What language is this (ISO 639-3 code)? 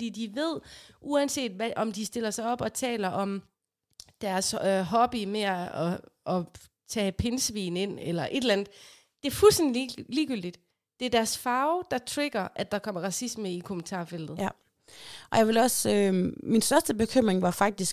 dan